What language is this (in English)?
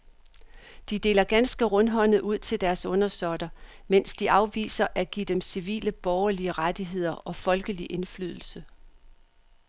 Danish